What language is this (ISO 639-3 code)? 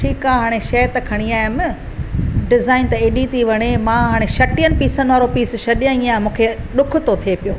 snd